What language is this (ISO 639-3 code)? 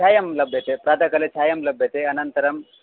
san